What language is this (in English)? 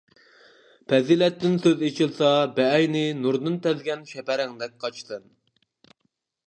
Uyghur